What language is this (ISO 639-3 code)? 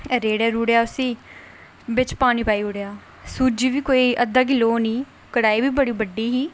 doi